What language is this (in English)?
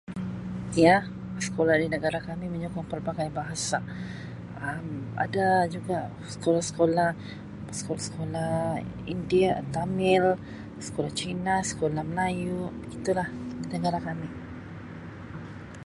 Sabah Malay